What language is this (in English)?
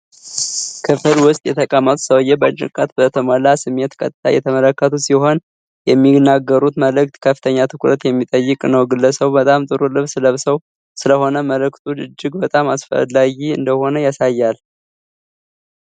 Amharic